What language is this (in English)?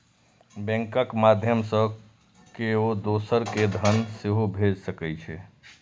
Maithili